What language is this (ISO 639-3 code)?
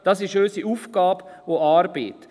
gsw